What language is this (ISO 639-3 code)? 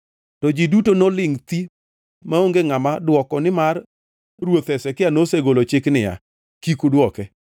luo